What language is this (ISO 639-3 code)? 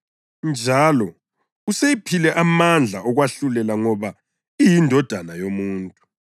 nde